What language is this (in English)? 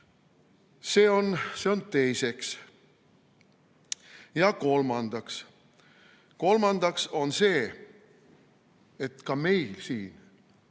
Estonian